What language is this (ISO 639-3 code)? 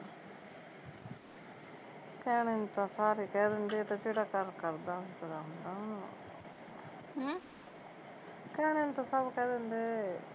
pan